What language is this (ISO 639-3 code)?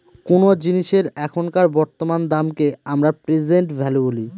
ben